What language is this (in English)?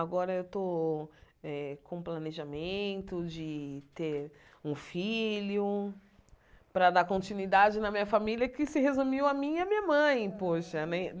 Portuguese